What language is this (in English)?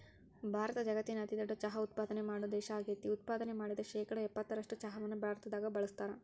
Kannada